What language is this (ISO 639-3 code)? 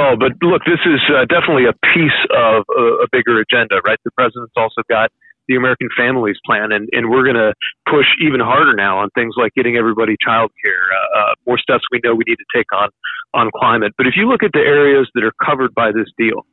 eng